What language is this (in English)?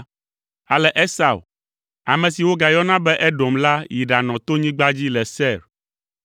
Ewe